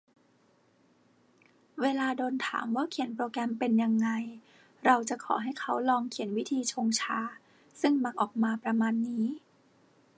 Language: Thai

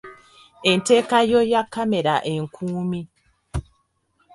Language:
Ganda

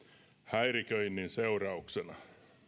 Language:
Finnish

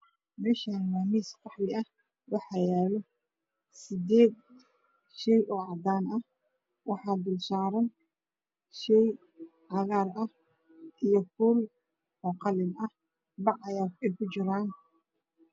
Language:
Somali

